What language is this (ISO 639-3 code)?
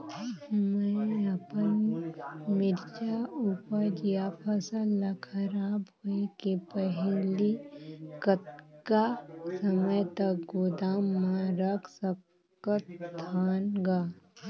hne